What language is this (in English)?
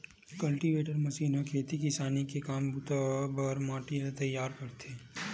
Chhattisgarhi